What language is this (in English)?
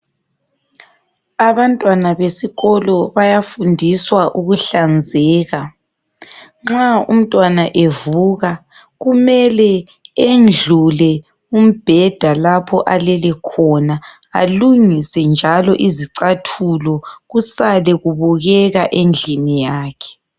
North Ndebele